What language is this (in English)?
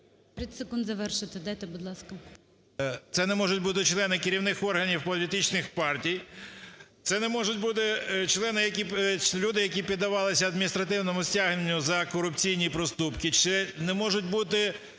Ukrainian